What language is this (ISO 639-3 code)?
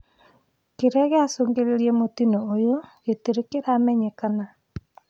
kik